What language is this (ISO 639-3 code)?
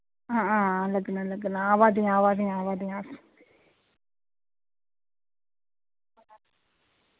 doi